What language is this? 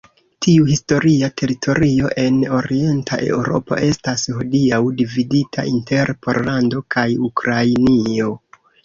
Esperanto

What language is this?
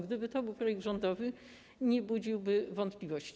Polish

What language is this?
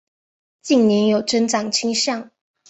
Chinese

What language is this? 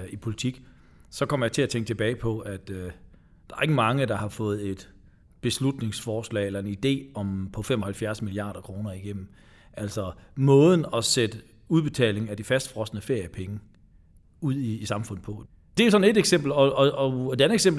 Danish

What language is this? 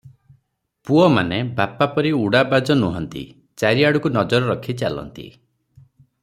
Odia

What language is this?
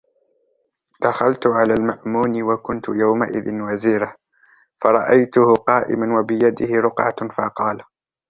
Arabic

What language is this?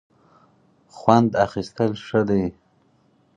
Pashto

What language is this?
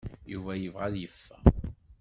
Kabyle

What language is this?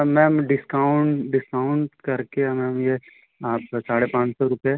Hindi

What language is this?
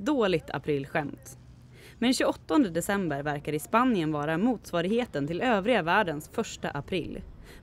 Swedish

